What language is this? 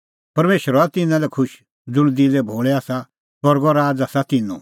Kullu Pahari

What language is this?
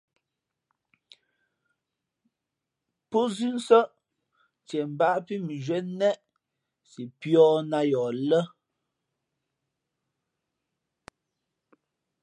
Fe'fe'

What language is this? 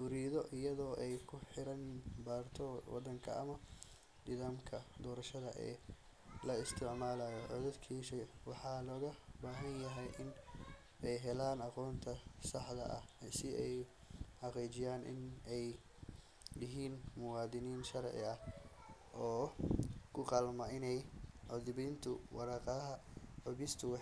Somali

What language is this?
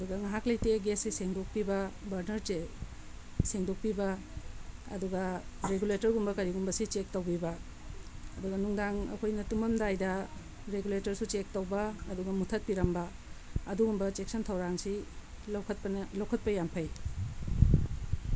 Manipuri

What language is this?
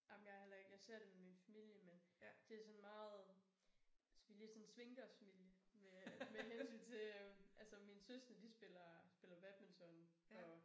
Danish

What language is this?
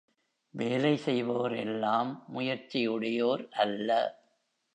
Tamil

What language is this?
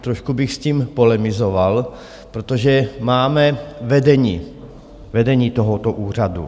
Czech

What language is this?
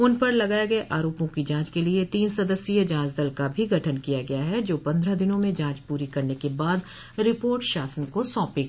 Hindi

